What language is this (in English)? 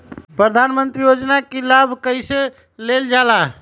Magahi